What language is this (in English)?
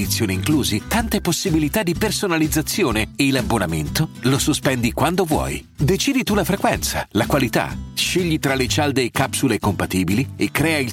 Italian